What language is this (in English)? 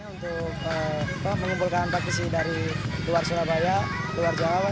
Indonesian